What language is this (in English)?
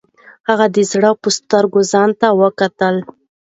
Pashto